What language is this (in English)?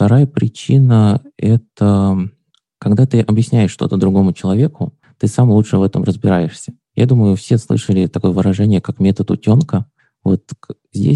Russian